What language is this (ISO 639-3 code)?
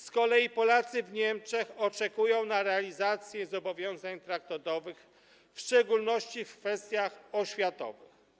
pol